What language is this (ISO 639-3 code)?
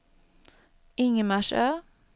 swe